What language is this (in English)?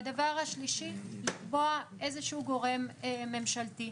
Hebrew